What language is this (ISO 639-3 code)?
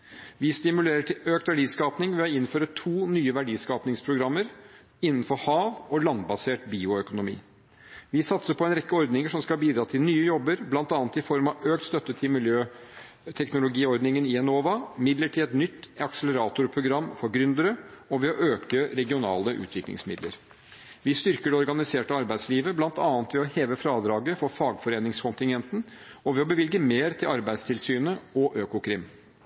nob